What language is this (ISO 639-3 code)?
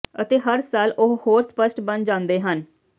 pan